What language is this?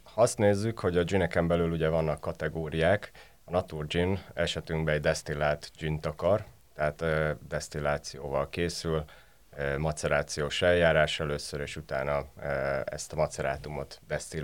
Hungarian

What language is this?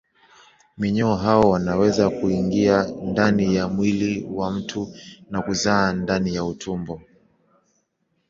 Swahili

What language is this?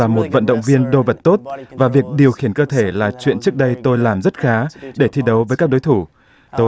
Vietnamese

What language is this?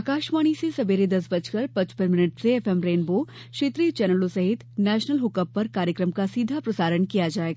Hindi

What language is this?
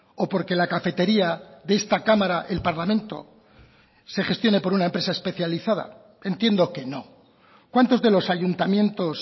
Spanish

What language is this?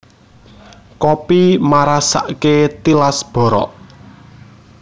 Javanese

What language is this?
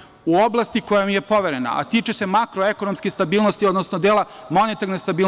Serbian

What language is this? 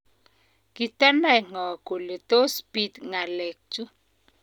Kalenjin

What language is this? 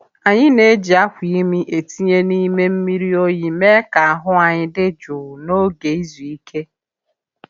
Igbo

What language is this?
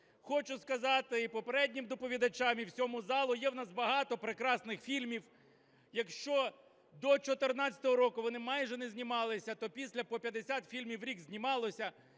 Ukrainian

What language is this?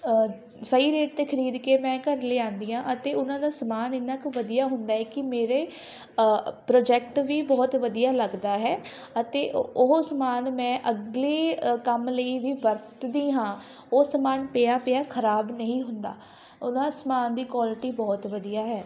Punjabi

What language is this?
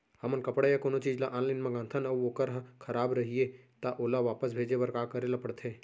Chhattisgarhi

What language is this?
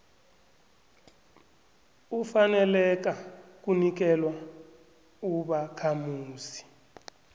South Ndebele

